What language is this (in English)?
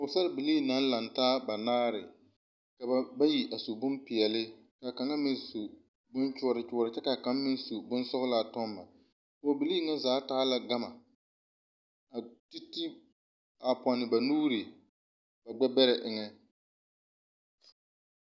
Southern Dagaare